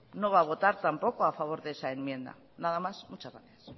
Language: Spanish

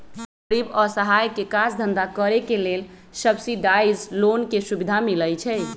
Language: Magahi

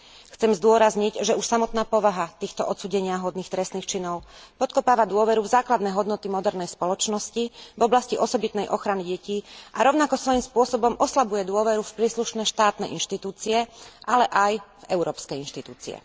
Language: Slovak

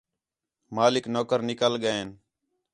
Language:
Khetrani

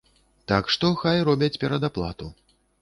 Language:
Belarusian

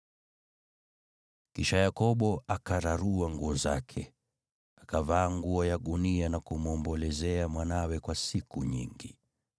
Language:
Swahili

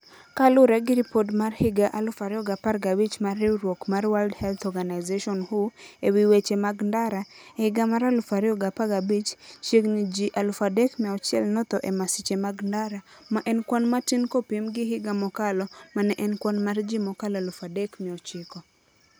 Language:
Luo (Kenya and Tanzania)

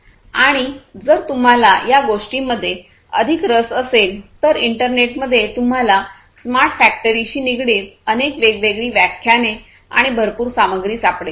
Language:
Marathi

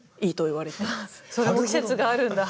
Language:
Japanese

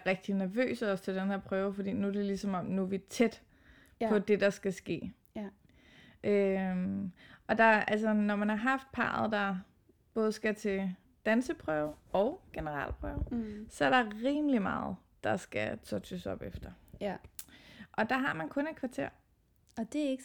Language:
Danish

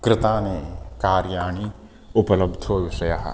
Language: Sanskrit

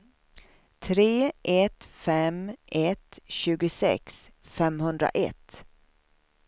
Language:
Swedish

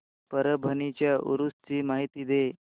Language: Marathi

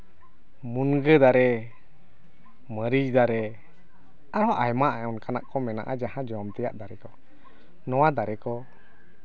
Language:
Santali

